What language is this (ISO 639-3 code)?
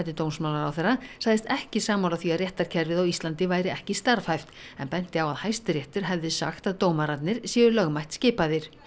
isl